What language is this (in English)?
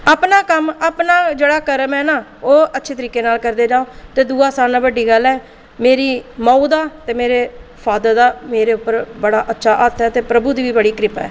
Dogri